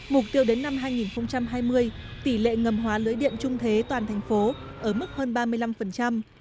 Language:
Vietnamese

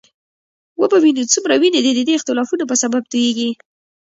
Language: Pashto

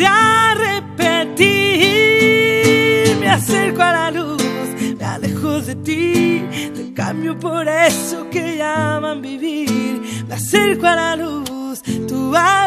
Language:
Spanish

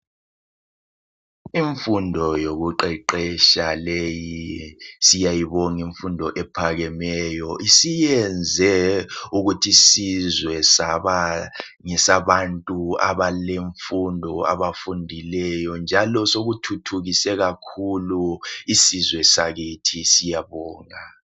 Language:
North Ndebele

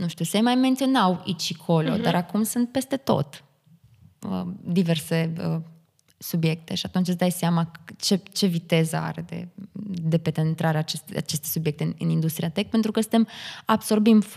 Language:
Romanian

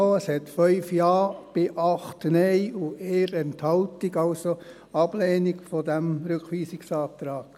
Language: Swiss German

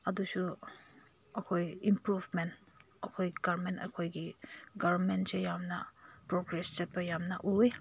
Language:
Manipuri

